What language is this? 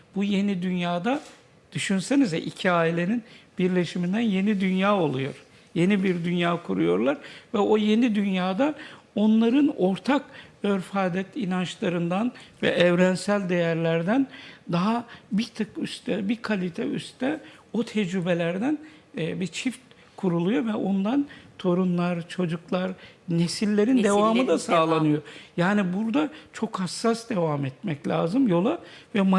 Turkish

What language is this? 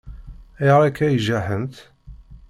Kabyle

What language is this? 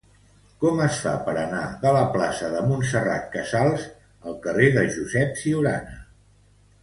Catalan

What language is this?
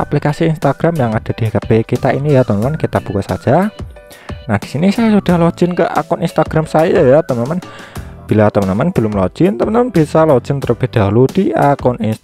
Indonesian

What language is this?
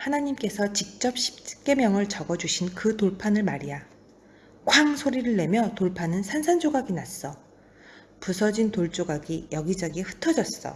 Korean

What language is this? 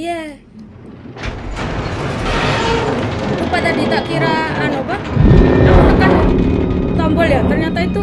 Indonesian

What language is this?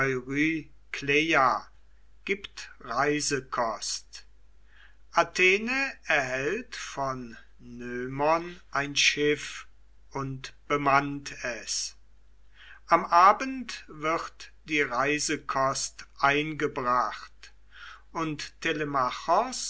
German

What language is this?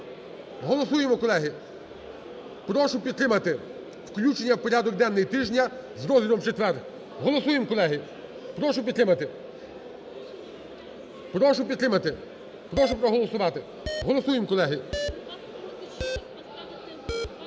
Ukrainian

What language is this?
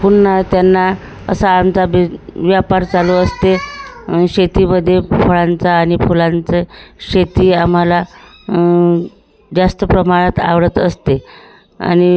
Marathi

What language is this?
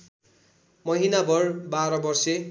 Nepali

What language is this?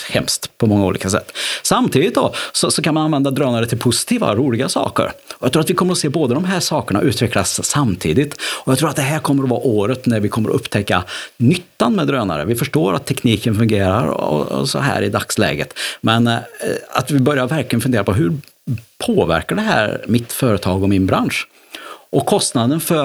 Swedish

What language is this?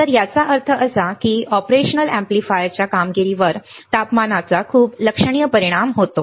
Marathi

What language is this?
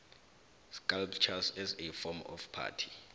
South Ndebele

